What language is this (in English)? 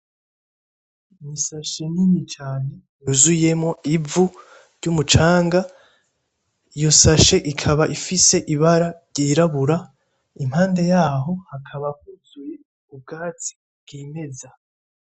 Rundi